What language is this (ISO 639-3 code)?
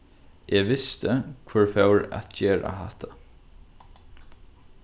fao